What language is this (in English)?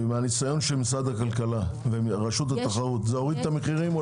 Hebrew